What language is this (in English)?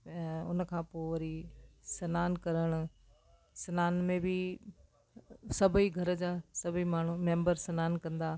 Sindhi